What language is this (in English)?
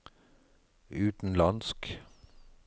Norwegian